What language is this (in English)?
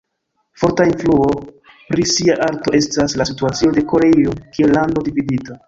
Esperanto